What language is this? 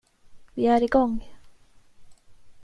Swedish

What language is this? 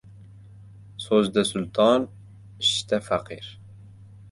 Uzbek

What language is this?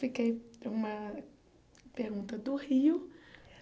Portuguese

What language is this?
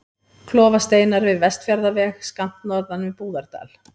Icelandic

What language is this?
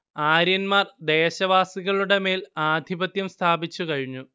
Malayalam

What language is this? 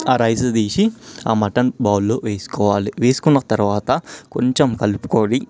Telugu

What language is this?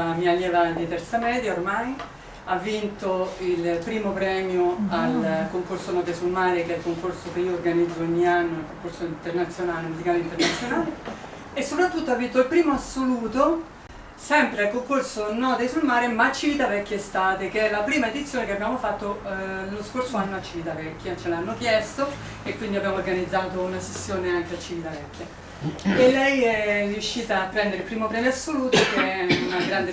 Italian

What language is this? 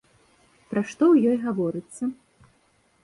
Belarusian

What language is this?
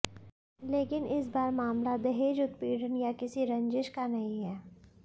Hindi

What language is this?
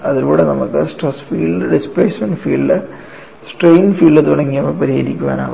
Malayalam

